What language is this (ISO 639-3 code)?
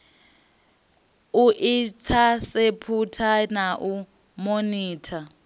ven